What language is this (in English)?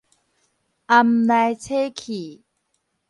Min Nan Chinese